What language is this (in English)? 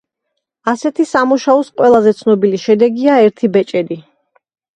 Georgian